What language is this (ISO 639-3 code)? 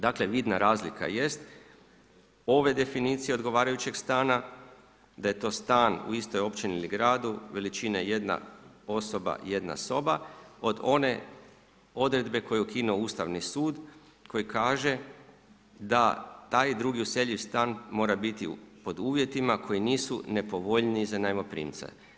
hrv